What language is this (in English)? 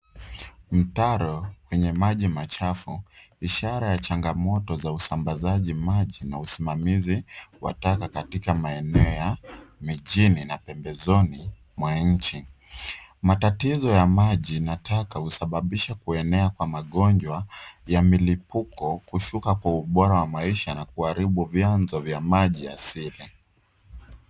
Swahili